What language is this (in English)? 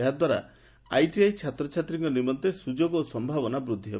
Odia